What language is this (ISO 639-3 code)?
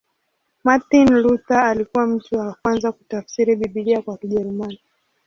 swa